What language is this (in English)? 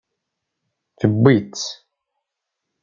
Kabyle